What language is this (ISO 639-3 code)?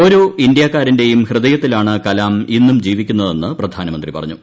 mal